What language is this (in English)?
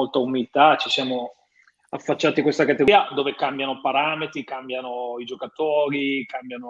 Italian